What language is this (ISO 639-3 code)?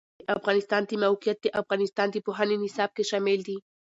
pus